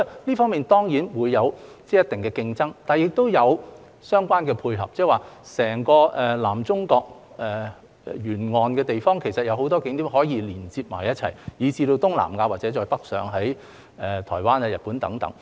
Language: Cantonese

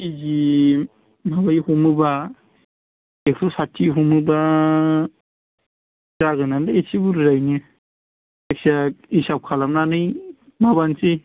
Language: Bodo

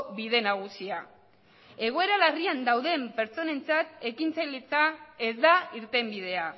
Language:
Basque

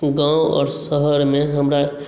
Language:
Maithili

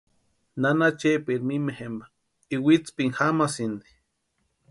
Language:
Western Highland Purepecha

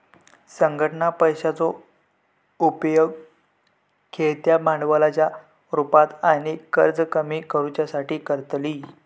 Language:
Marathi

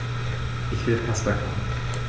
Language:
German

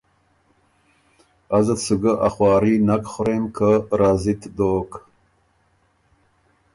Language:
Ormuri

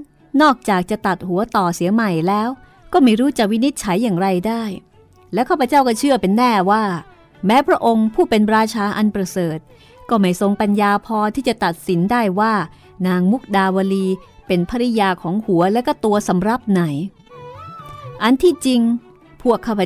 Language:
Thai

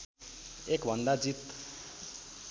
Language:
Nepali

